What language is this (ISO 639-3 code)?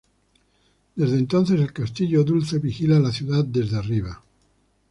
spa